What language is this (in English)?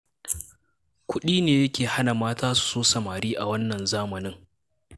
Hausa